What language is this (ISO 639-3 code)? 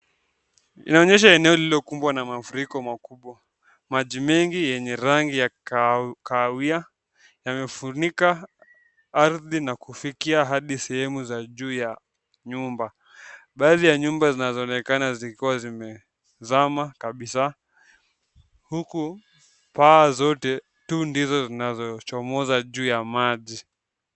swa